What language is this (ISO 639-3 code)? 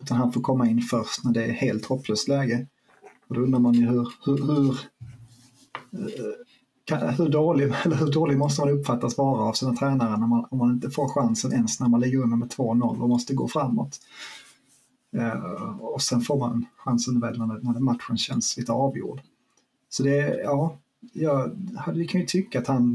swe